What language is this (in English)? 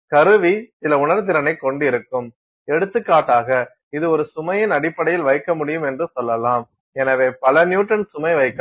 Tamil